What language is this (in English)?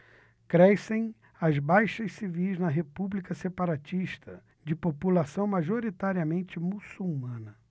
Portuguese